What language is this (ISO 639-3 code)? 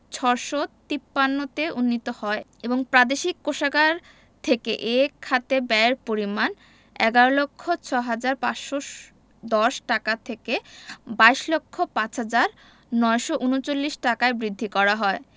ben